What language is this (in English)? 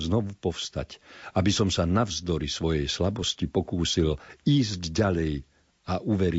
Slovak